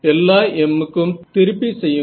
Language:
Tamil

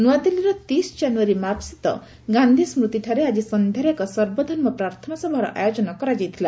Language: Odia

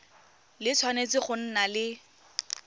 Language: Tswana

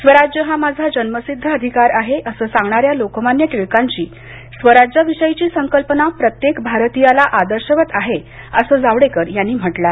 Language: Marathi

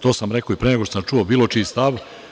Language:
Serbian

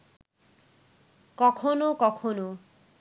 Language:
Bangla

